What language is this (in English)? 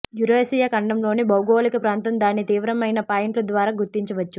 Telugu